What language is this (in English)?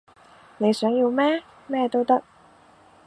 Cantonese